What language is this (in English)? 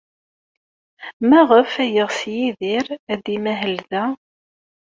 Kabyle